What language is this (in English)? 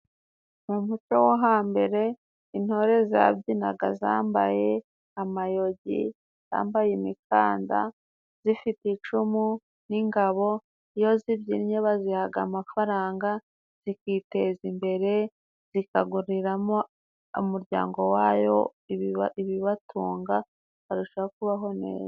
Kinyarwanda